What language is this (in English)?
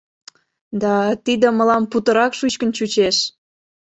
Mari